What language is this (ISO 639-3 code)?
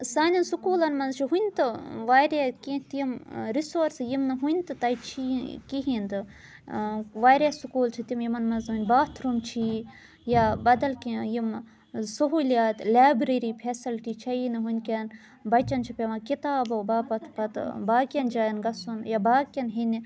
kas